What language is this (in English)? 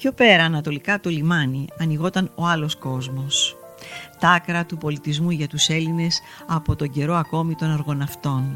Greek